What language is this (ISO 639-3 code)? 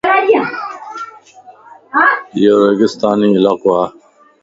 lss